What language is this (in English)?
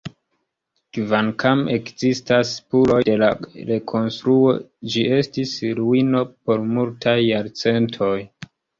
Esperanto